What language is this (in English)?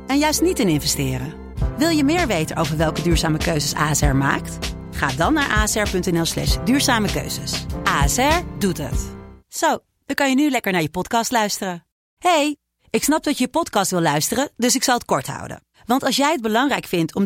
Dutch